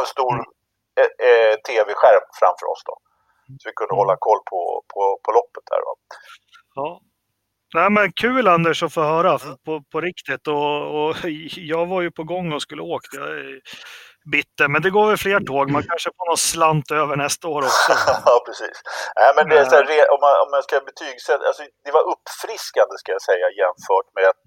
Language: Swedish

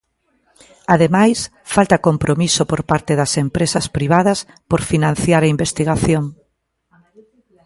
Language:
Galician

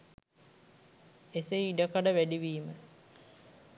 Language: Sinhala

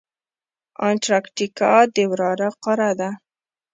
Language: Pashto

